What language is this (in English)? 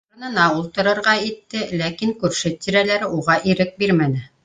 Bashkir